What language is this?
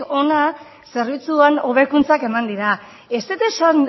Basque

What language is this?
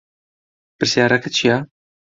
Central Kurdish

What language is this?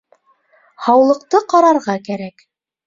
Bashkir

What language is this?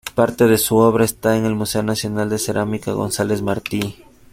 Spanish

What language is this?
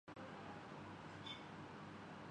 Urdu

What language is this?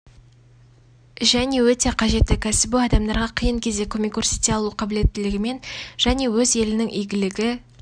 Kazakh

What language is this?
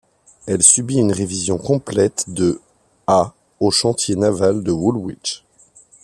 French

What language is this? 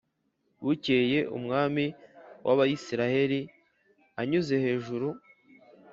Kinyarwanda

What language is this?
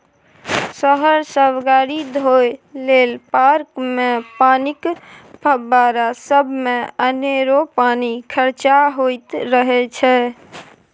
Maithili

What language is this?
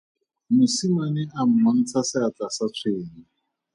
Tswana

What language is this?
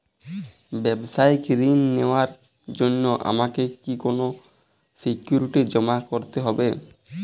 Bangla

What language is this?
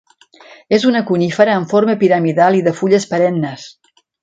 Catalan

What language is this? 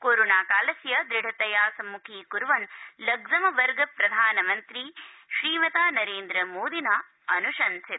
Sanskrit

